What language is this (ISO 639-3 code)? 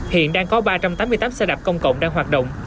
vie